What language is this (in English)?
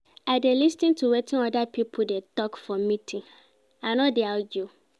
Nigerian Pidgin